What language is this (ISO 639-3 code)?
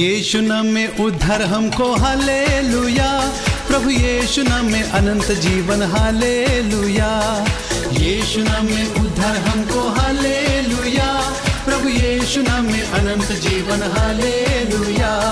hin